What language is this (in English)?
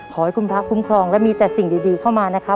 Thai